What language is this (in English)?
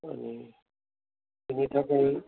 Bodo